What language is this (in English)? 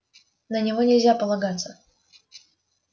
Russian